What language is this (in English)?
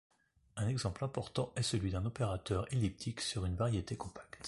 French